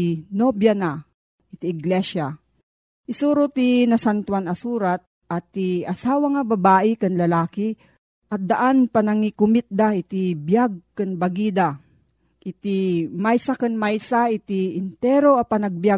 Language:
Filipino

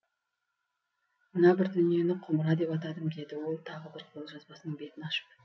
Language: Kazakh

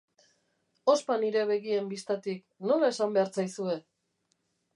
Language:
Basque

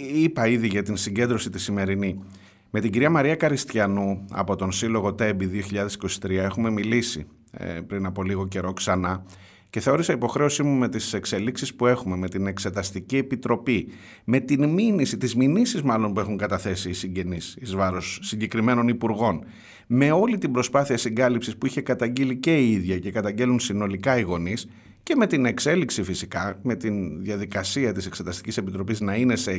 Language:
Greek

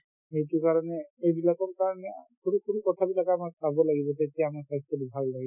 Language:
Assamese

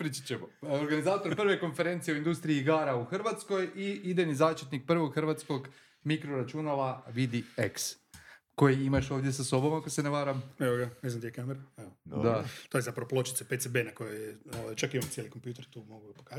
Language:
Croatian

